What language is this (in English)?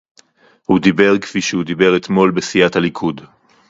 Hebrew